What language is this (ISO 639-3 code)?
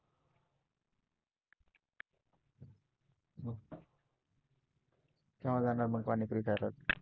mar